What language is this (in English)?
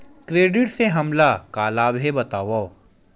Chhattisgarhi